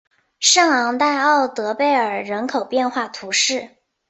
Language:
Chinese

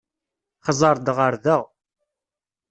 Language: Kabyle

